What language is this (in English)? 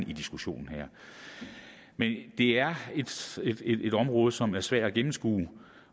Danish